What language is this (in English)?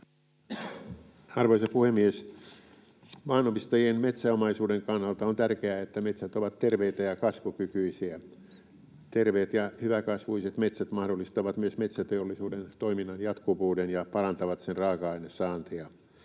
Finnish